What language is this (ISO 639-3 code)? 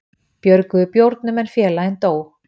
isl